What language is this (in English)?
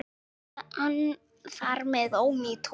Icelandic